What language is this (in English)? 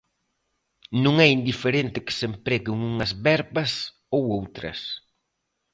Galician